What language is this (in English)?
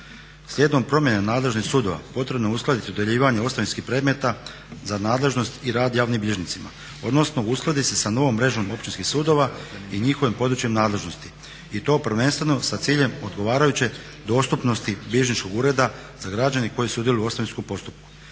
Croatian